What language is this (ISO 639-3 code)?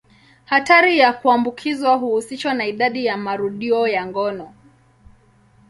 swa